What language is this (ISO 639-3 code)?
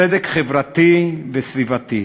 heb